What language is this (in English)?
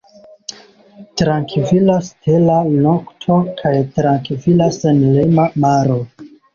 Esperanto